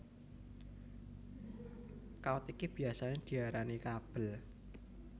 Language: Javanese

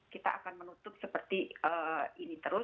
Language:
Indonesian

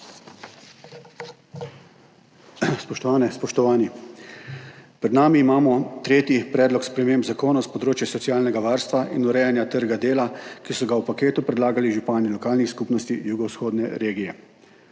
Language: Slovenian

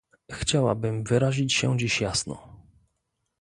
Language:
Polish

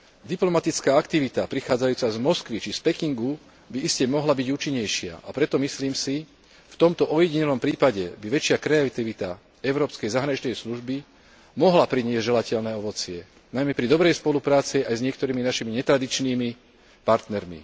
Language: Slovak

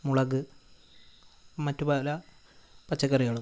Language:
Malayalam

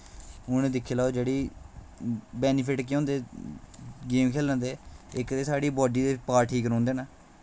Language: Dogri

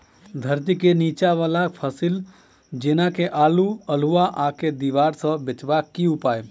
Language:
Maithili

